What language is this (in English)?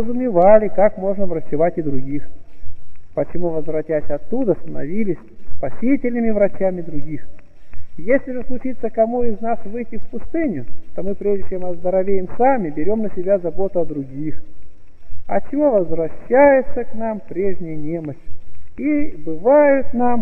Russian